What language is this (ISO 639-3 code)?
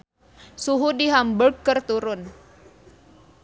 sun